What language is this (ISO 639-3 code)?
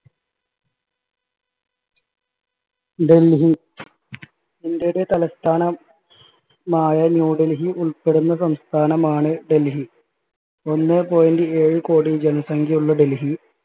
mal